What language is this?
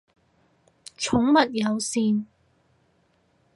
Cantonese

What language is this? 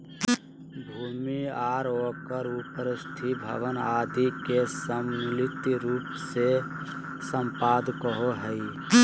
Magahi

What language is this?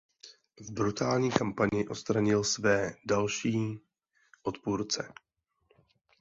Czech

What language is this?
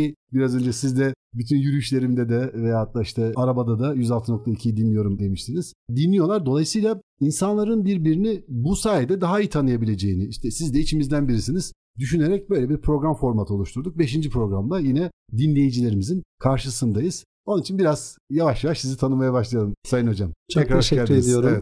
Turkish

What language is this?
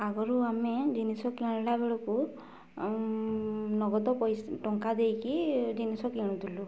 Odia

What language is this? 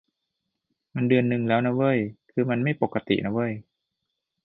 Thai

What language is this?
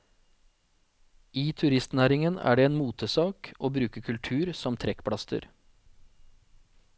Norwegian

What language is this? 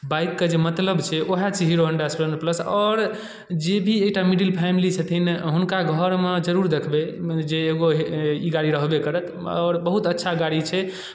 Maithili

